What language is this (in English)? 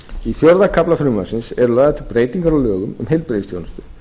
Icelandic